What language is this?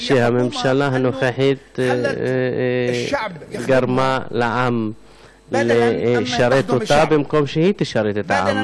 Hebrew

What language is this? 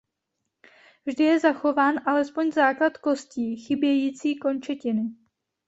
Czech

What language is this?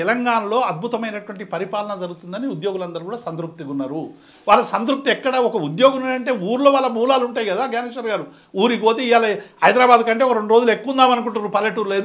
Hindi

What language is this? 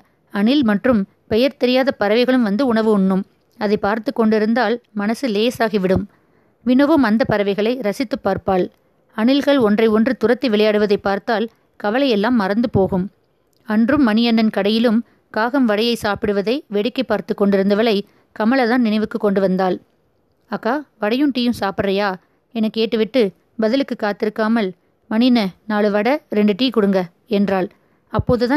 Tamil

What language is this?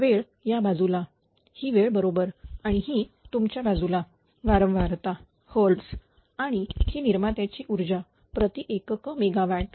Marathi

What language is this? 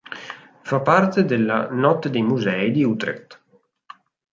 Italian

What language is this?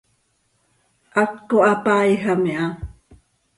Seri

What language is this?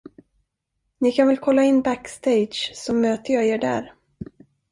Swedish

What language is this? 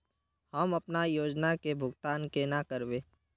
Magahi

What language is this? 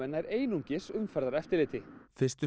Icelandic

